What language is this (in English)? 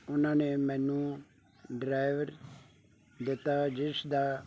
Punjabi